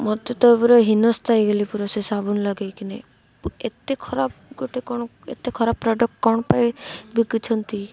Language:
Odia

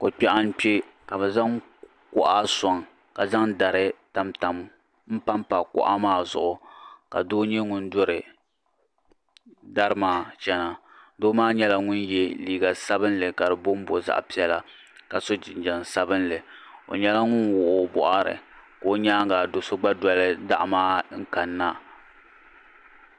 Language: Dagbani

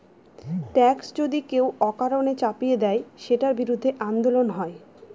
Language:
Bangla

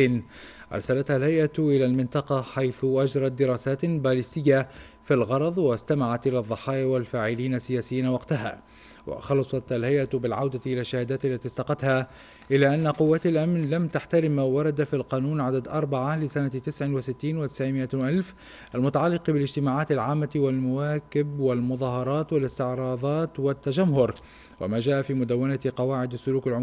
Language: Arabic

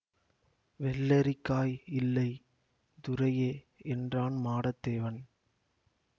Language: Tamil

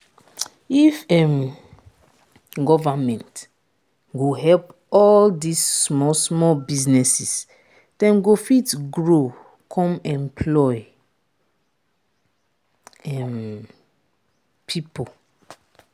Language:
Nigerian Pidgin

